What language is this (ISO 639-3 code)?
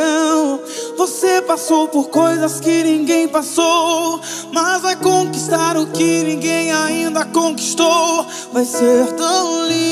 por